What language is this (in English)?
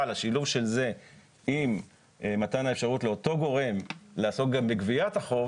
Hebrew